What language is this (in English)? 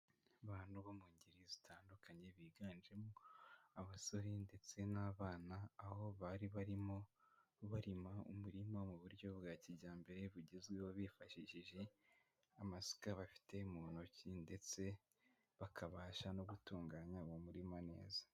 Kinyarwanda